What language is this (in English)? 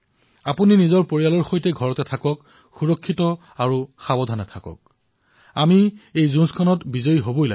Assamese